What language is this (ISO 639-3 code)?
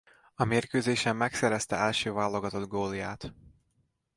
hun